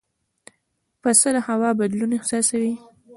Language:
Pashto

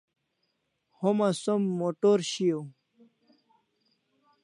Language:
Kalasha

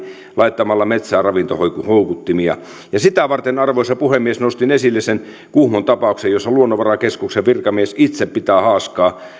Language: Finnish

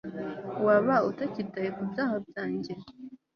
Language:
Kinyarwanda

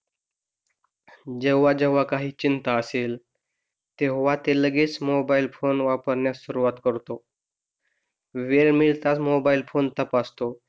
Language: Marathi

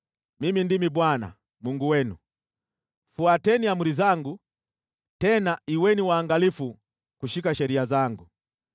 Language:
Swahili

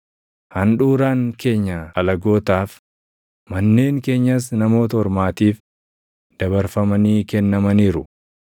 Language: Oromo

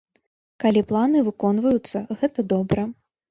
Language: Belarusian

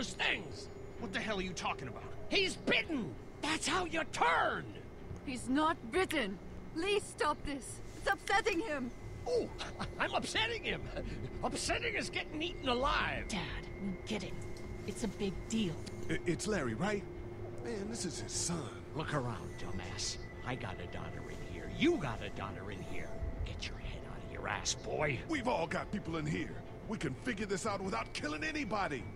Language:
Polish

